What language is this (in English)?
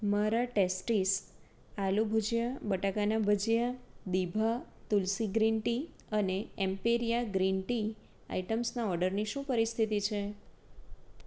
Gujarati